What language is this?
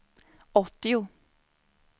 Swedish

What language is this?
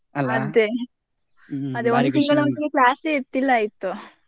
Kannada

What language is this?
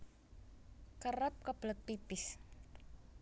Javanese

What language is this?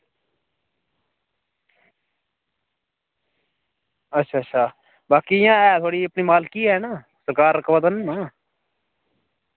Dogri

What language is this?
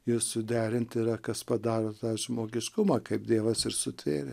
Lithuanian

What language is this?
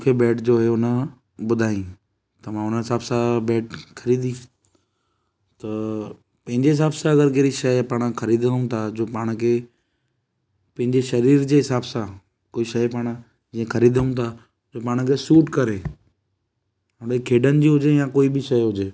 Sindhi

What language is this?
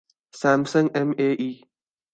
Urdu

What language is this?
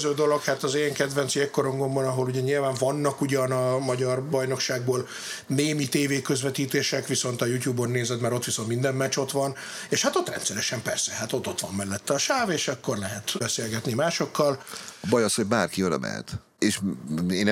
Hungarian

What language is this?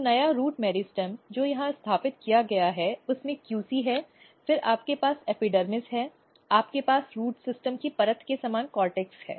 Hindi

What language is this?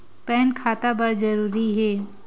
Chhattisgarhi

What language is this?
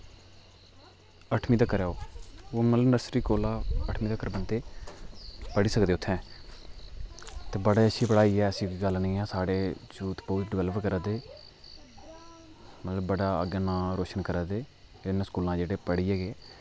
Dogri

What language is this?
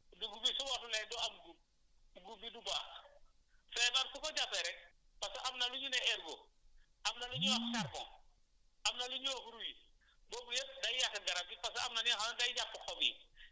Wolof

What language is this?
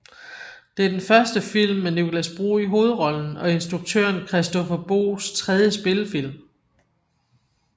Danish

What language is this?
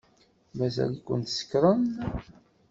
Kabyle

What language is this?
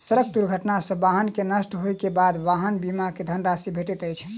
Maithili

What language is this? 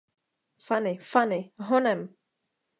Czech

